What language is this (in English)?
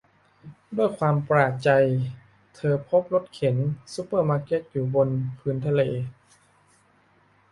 Thai